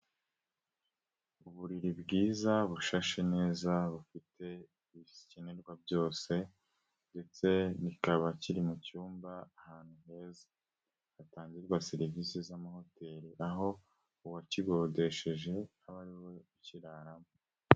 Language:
Kinyarwanda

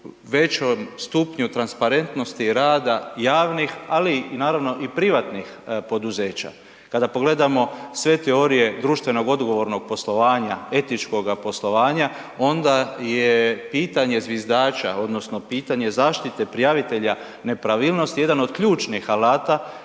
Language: Croatian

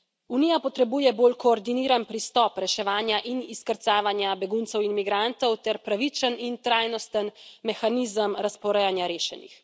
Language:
Slovenian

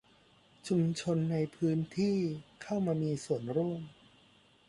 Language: Thai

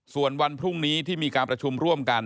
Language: Thai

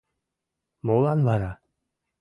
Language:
Mari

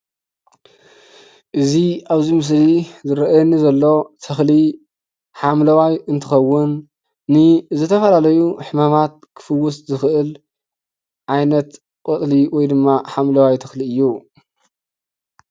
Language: Tigrinya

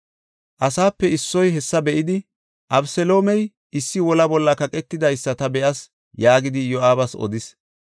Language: Gofa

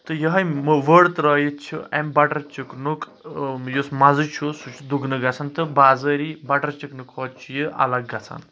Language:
Kashmiri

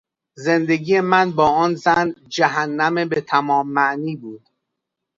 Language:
Persian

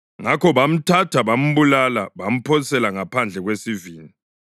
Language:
North Ndebele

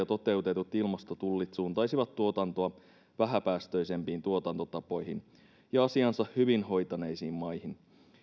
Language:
Finnish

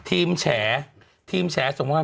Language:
Thai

